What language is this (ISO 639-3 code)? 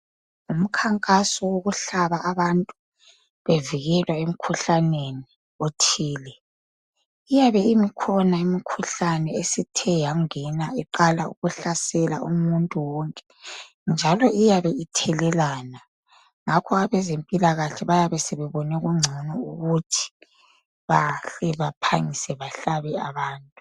nde